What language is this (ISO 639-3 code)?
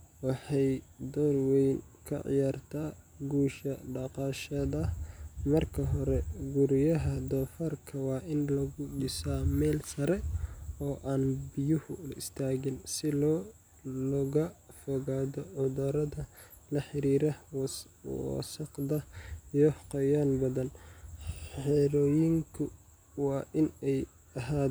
som